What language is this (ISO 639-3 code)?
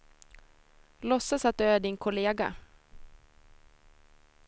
swe